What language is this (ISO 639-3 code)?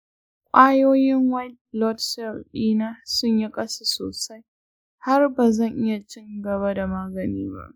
hau